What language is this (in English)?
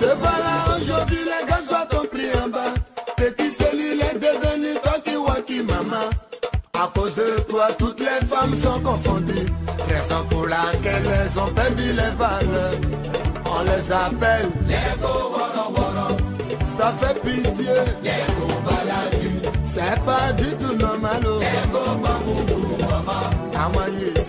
French